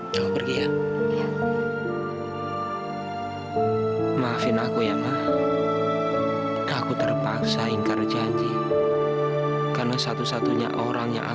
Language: Indonesian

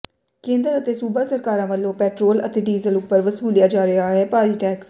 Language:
Punjabi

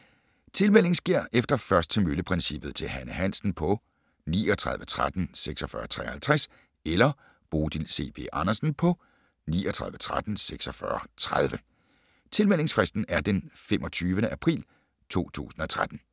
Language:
Danish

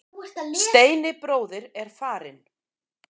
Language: Icelandic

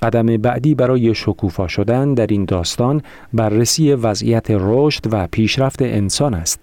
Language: Persian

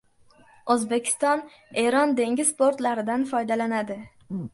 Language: Uzbek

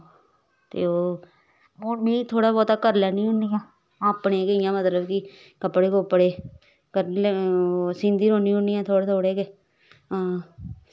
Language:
Dogri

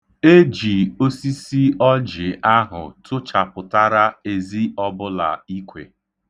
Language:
Igbo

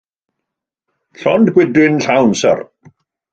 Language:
Welsh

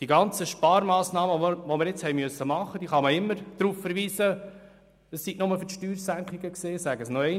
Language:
Swiss German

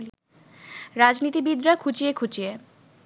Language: Bangla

